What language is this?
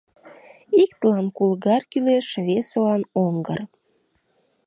Mari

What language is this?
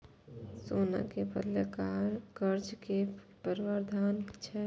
Maithili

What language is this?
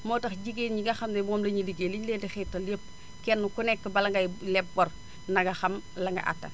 Wolof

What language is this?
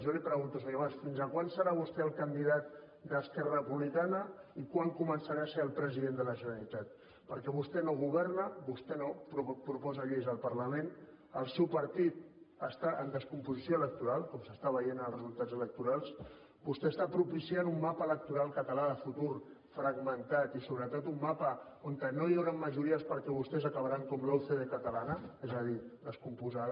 Catalan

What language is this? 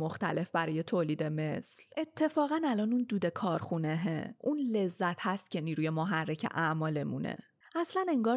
Persian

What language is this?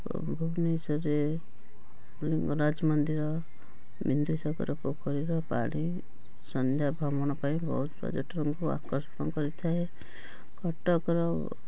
Odia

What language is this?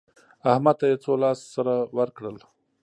Pashto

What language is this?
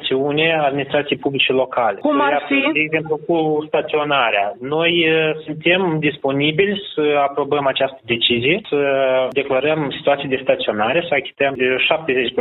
Romanian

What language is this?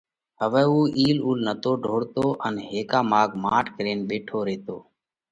Parkari Koli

